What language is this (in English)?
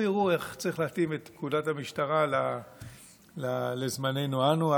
Hebrew